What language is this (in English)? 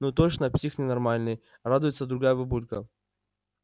Russian